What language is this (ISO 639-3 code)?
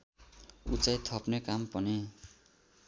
nep